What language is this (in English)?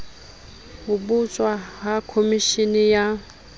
Southern Sotho